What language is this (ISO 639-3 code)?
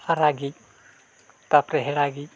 sat